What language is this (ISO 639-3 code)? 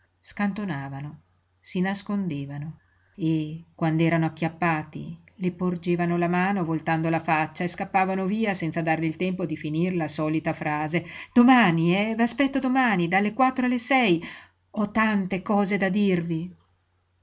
ita